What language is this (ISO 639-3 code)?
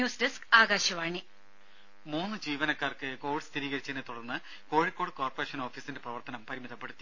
mal